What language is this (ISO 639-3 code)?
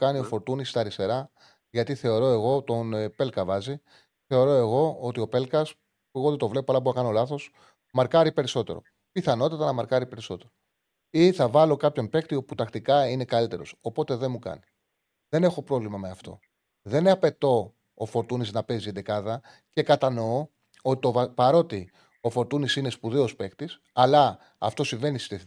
ell